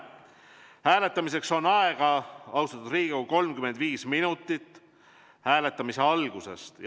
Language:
Estonian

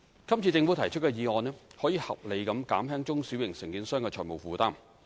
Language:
Cantonese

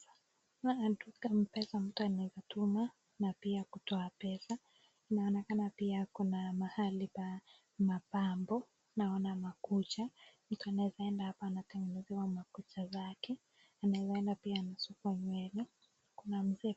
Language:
Swahili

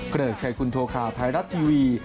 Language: Thai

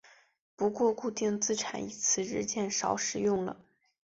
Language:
Chinese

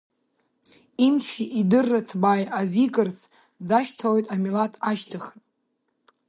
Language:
Abkhazian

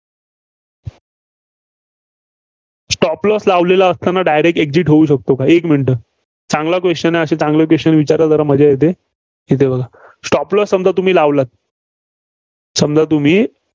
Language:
Marathi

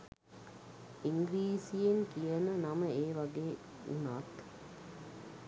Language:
Sinhala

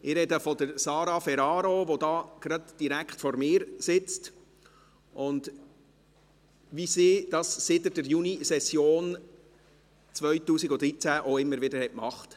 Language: Swiss German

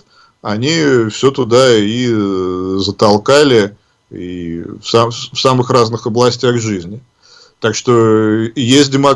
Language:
Russian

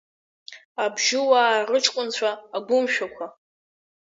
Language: Abkhazian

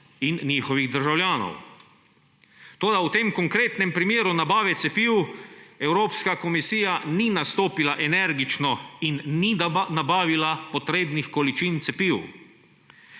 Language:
Slovenian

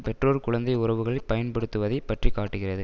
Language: Tamil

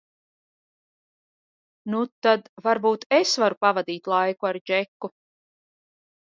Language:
Latvian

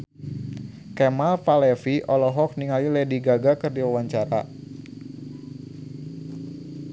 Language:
Sundanese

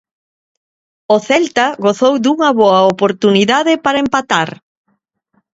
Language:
Galician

